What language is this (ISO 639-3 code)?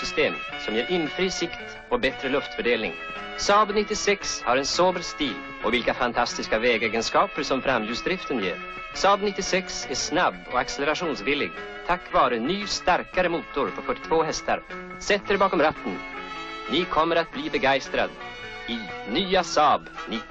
swe